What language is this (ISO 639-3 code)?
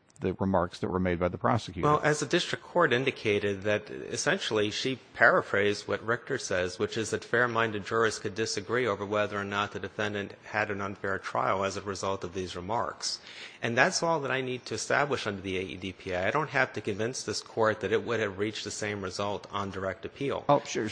eng